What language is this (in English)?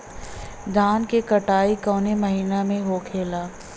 Bhojpuri